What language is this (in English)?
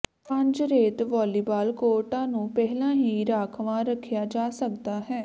Punjabi